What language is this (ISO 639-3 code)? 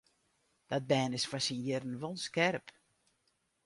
fry